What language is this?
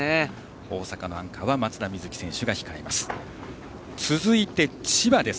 Japanese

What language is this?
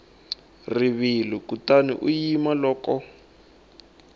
Tsonga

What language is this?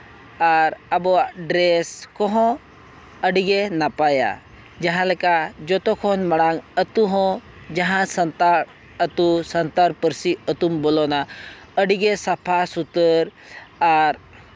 Santali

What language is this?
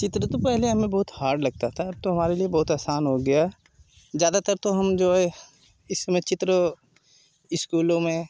Hindi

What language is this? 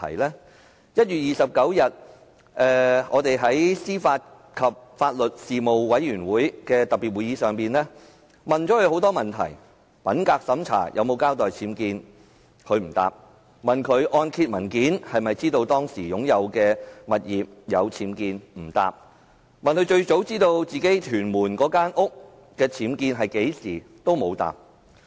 Cantonese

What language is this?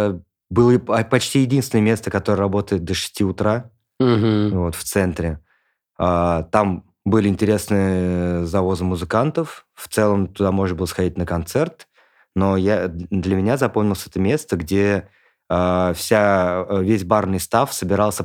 Russian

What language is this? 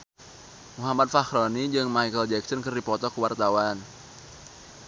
Sundanese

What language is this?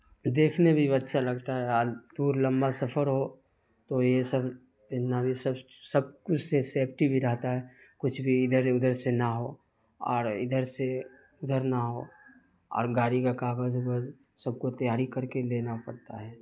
Urdu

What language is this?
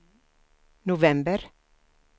Swedish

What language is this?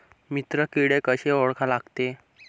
Marathi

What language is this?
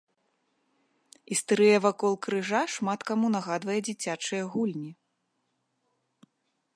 Belarusian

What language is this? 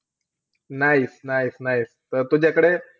Marathi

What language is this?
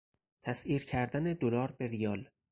Persian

